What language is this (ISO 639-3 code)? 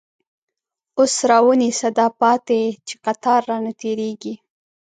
pus